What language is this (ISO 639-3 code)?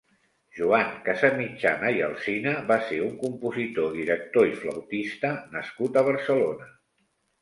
cat